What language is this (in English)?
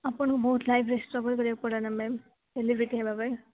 Odia